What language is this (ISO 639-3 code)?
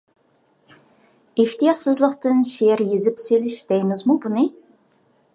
uig